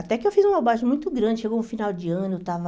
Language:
Portuguese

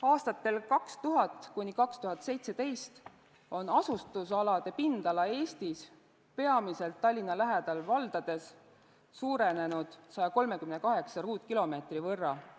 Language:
Estonian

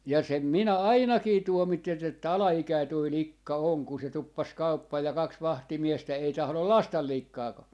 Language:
Finnish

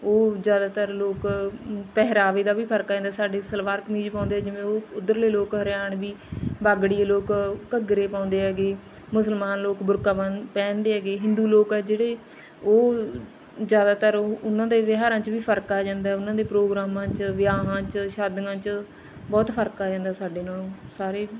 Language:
Punjabi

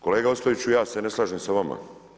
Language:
Croatian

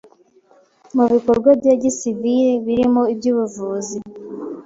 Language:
Kinyarwanda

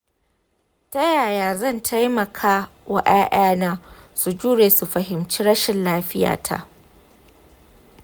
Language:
Hausa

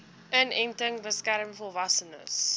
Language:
Afrikaans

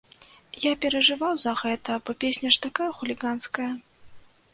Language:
Belarusian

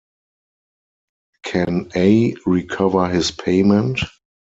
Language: English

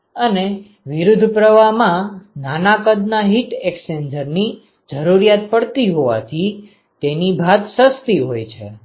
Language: Gujarati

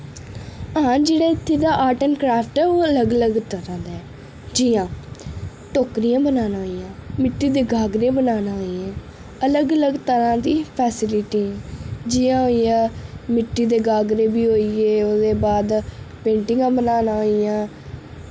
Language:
Dogri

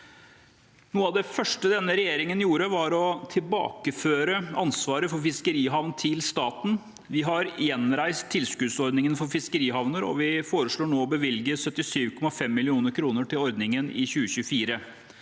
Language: Norwegian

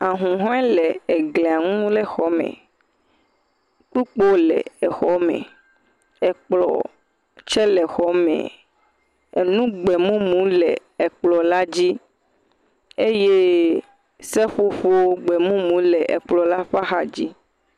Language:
Ewe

